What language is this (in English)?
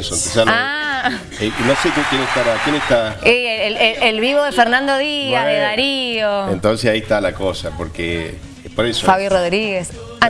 Spanish